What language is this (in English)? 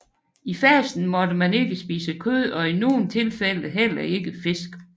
Danish